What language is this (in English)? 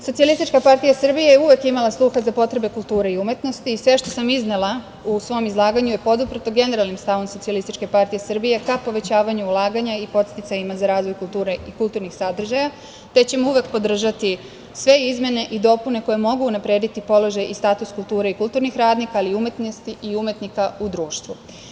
Serbian